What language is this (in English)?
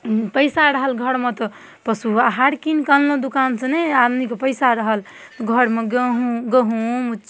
Maithili